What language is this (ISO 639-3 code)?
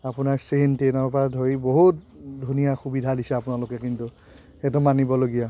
asm